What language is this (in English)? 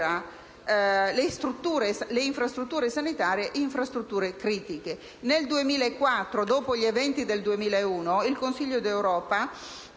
Italian